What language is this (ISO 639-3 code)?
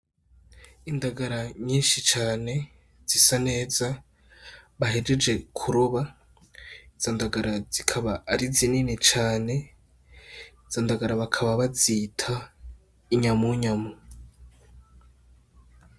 run